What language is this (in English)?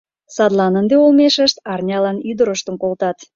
Mari